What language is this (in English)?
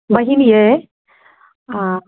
Maithili